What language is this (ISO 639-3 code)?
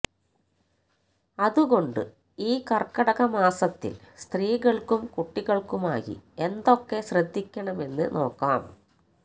mal